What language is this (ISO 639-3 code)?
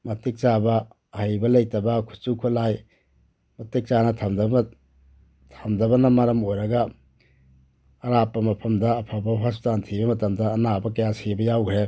mni